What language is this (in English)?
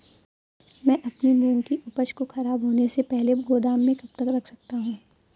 Hindi